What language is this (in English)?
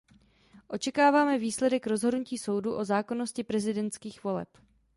Czech